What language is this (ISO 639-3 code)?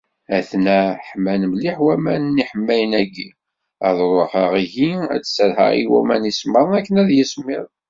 kab